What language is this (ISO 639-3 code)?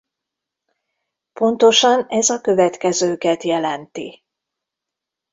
hun